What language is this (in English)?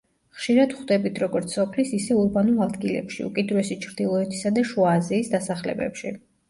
Georgian